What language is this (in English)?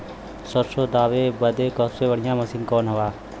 Bhojpuri